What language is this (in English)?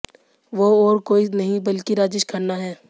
Hindi